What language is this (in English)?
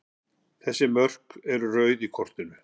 Icelandic